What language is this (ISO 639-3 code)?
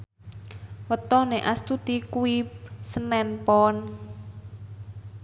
jav